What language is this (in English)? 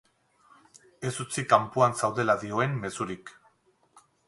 Basque